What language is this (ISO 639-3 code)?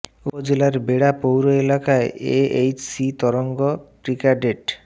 ben